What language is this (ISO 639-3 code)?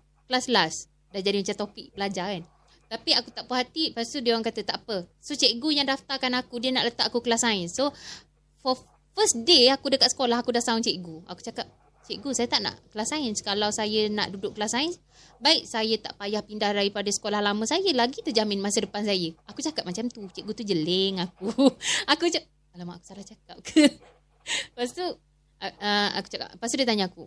msa